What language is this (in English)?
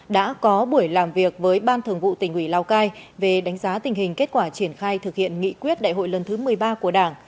Vietnamese